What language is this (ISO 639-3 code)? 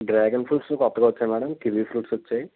tel